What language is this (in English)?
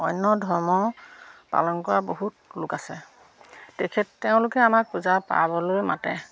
Assamese